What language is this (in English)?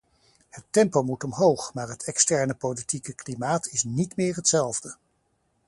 Dutch